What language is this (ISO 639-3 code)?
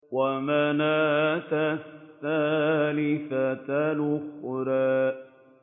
ara